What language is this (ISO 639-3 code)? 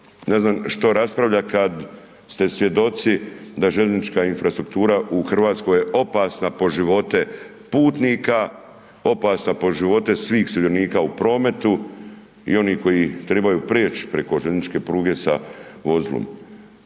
hrv